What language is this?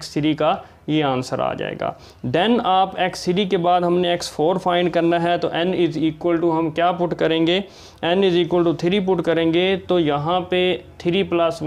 Dutch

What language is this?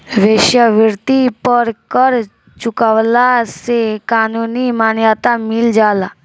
Bhojpuri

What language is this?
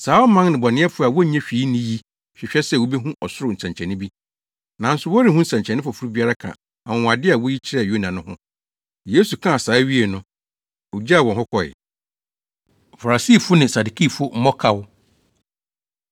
Akan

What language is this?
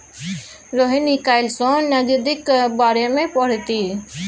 Maithili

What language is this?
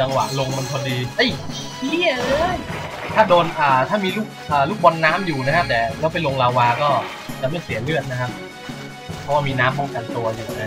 Thai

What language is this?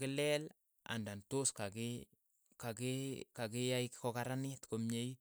Keiyo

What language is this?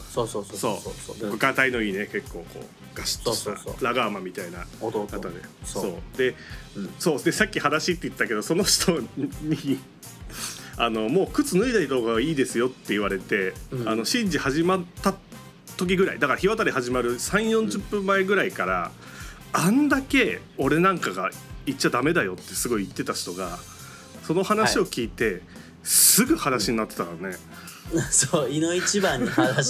Japanese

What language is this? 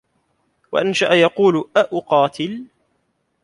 Arabic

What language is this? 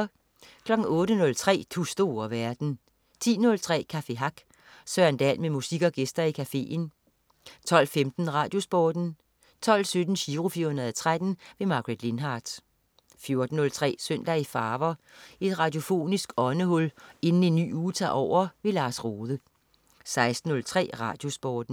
Danish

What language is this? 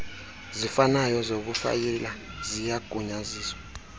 Xhosa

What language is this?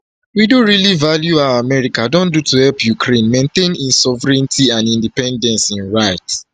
Nigerian Pidgin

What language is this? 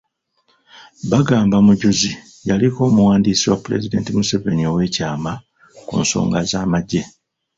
Ganda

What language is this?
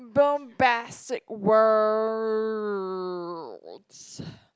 English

